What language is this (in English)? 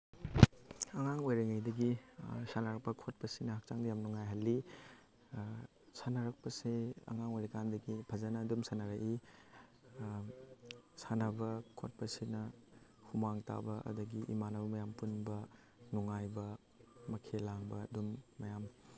Manipuri